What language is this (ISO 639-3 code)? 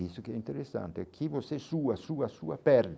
por